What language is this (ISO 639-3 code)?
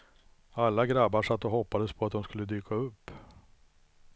swe